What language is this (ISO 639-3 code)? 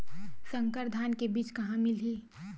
hne